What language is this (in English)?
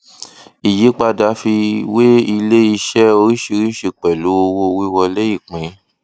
Yoruba